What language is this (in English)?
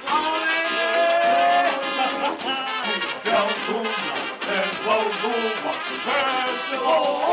Bulgarian